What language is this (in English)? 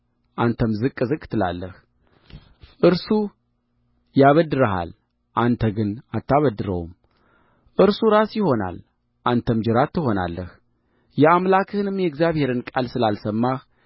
Amharic